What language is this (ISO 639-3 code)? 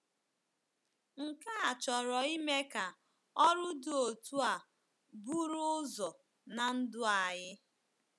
ibo